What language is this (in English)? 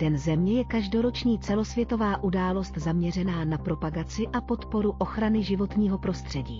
Czech